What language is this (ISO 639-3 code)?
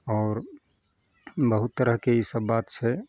mai